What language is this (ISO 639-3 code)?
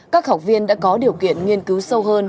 vie